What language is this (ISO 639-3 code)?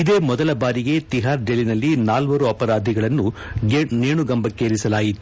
kan